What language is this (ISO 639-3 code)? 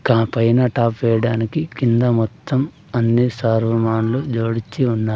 tel